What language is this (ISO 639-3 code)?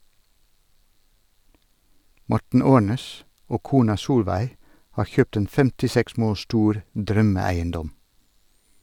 nor